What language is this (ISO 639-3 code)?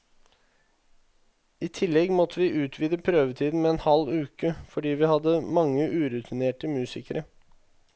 nor